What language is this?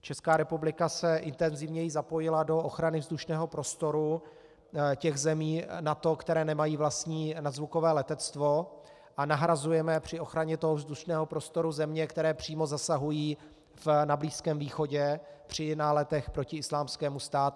Czech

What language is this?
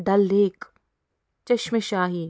Kashmiri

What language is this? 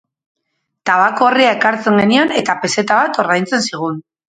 Basque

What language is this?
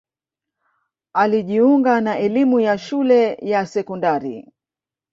Swahili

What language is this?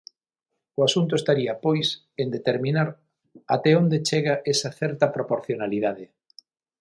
Galician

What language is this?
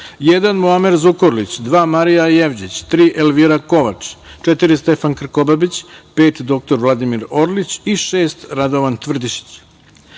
Serbian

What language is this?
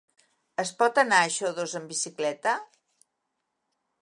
Catalan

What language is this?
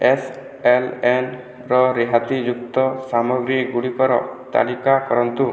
Odia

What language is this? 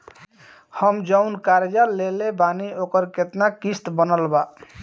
Bhojpuri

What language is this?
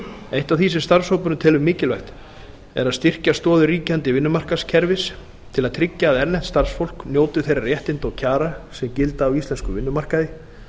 Icelandic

